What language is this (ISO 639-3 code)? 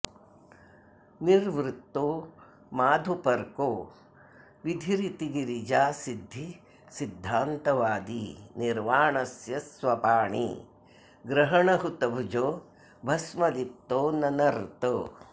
san